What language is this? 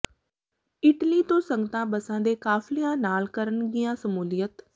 Punjabi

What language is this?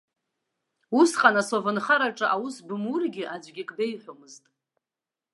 Abkhazian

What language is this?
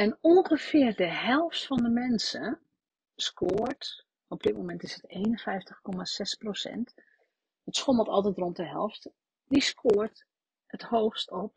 Dutch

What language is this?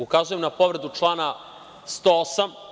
Serbian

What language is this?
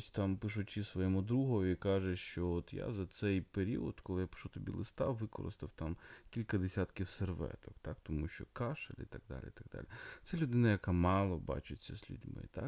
Ukrainian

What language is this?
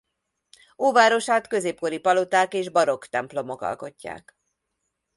Hungarian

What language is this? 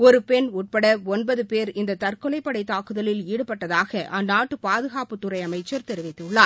Tamil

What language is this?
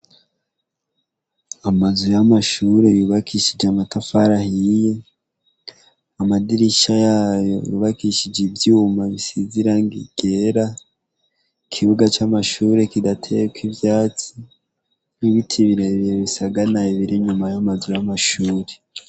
Rundi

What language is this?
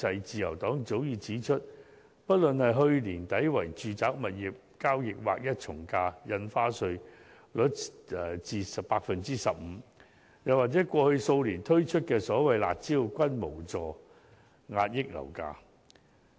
Cantonese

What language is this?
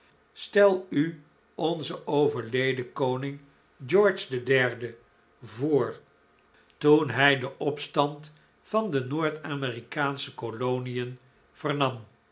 Dutch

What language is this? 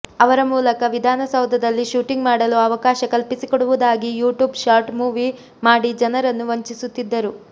Kannada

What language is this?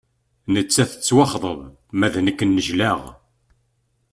Kabyle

